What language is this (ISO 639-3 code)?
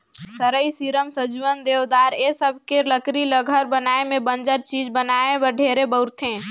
hne